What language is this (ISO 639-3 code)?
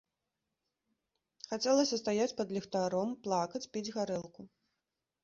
bel